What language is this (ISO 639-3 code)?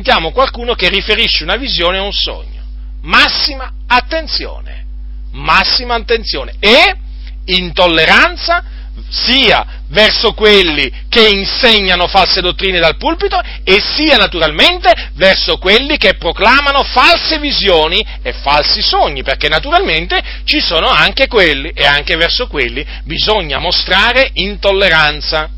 ita